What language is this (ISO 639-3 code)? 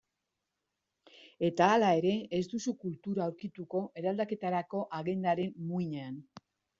eus